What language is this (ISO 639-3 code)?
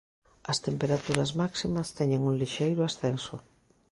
glg